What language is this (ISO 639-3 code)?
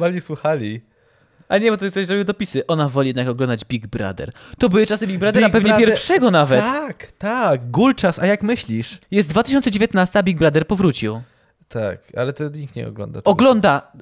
pol